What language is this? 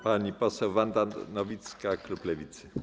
Polish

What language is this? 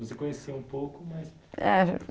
Portuguese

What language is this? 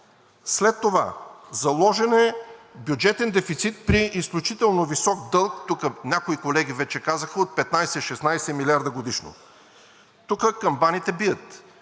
Bulgarian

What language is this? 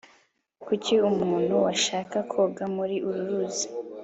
Kinyarwanda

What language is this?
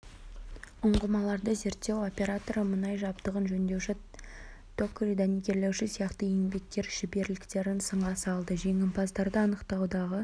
Kazakh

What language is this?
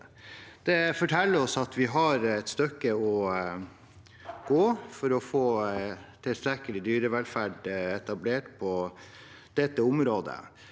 Norwegian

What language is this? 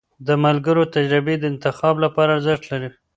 Pashto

